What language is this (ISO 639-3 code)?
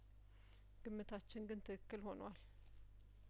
amh